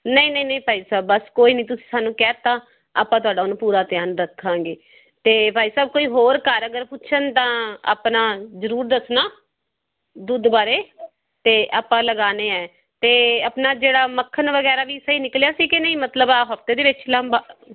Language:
Punjabi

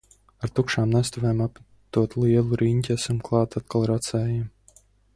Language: Latvian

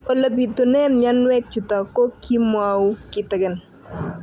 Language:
Kalenjin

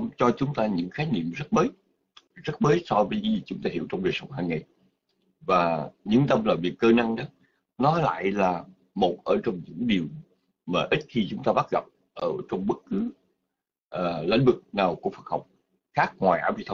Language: Vietnamese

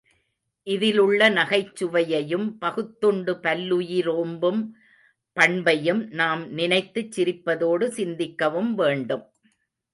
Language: Tamil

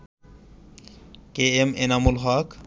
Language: Bangla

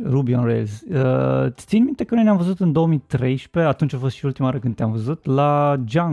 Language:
Romanian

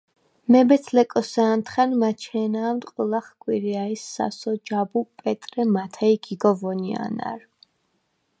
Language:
Svan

